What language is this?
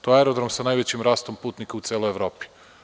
Serbian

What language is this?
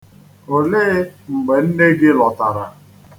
Igbo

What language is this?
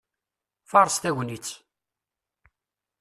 Kabyle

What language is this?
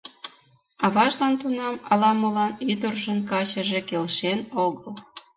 Mari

